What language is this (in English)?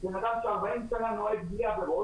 Hebrew